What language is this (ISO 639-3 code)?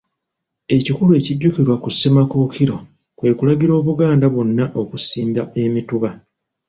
lug